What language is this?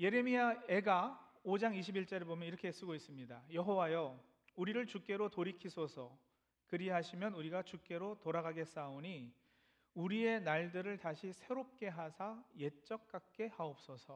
Korean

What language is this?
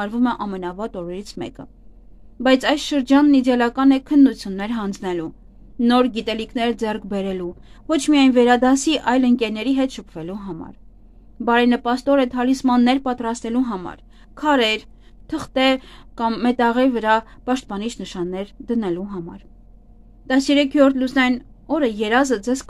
Romanian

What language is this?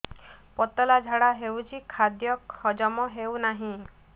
Odia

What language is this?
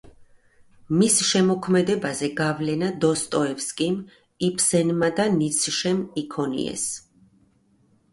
Georgian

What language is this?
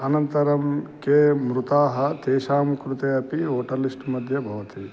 Sanskrit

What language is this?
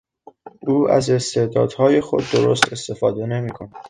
Persian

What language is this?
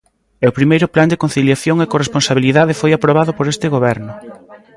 Galician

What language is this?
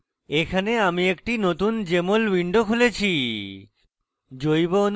Bangla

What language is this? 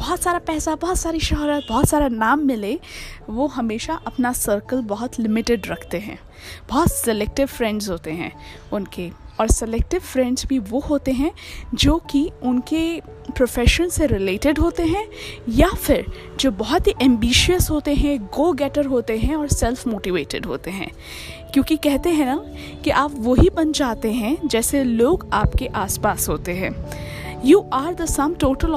Hindi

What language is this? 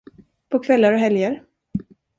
Swedish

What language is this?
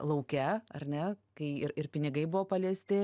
Lithuanian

